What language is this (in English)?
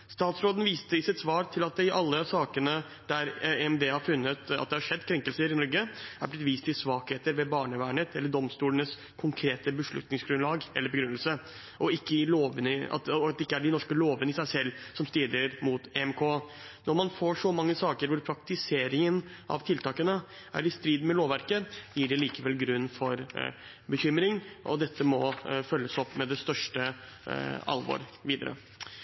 Norwegian Bokmål